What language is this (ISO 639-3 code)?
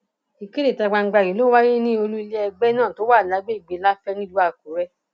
yor